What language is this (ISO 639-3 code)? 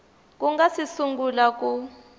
tso